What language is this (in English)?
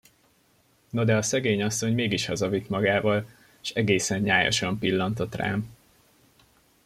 Hungarian